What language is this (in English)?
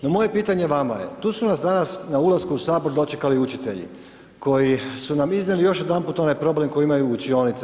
Croatian